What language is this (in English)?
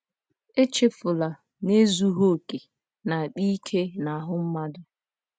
Igbo